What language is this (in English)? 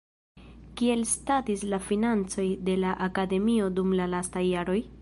Esperanto